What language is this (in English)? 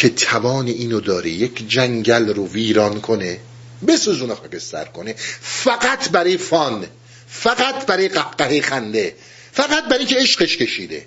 Persian